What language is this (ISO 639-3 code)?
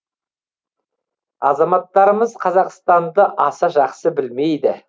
kaz